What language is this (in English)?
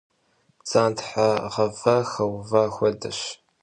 Kabardian